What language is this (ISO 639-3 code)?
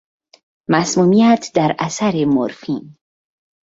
fas